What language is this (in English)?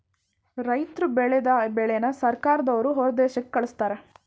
Kannada